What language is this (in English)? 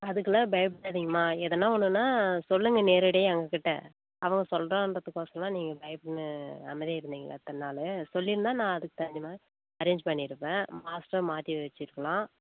Tamil